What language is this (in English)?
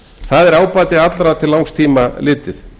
Icelandic